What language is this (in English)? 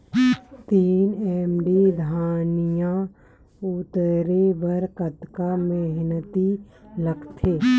Chhattisgarhi